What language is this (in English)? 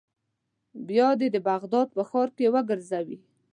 Pashto